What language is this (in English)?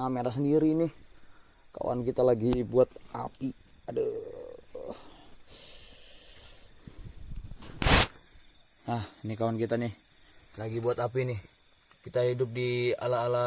Indonesian